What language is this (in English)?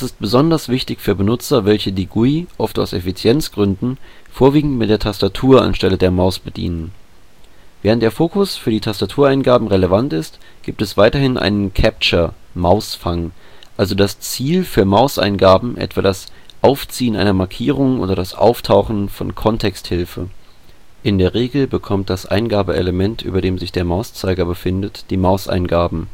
German